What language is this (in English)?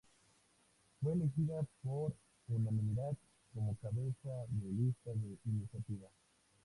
Spanish